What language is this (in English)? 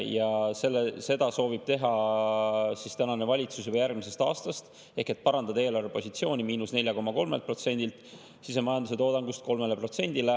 Estonian